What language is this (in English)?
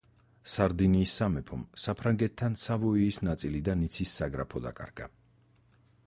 Georgian